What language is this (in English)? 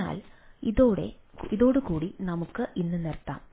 Malayalam